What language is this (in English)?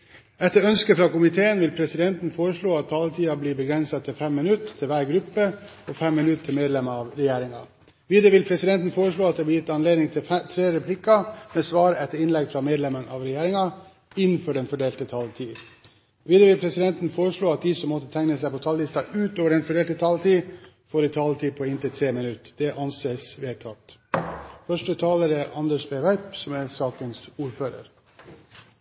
Norwegian